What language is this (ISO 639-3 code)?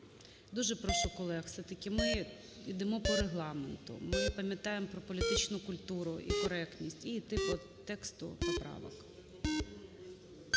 ukr